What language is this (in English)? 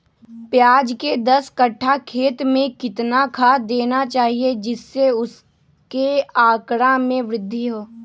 Magahi